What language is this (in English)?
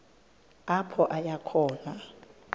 Xhosa